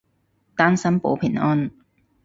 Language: Cantonese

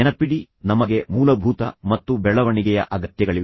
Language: Kannada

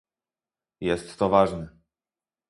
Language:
Polish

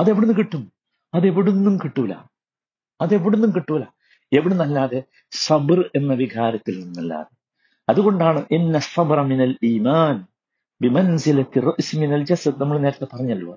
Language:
Malayalam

